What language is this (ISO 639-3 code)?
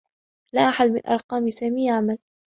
ara